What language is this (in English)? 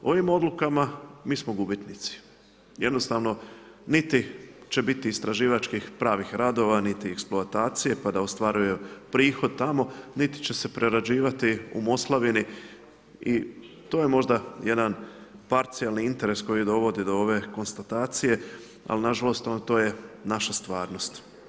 Croatian